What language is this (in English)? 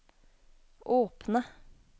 Norwegian